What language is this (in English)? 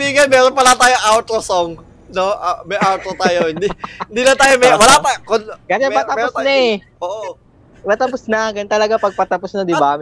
Filipino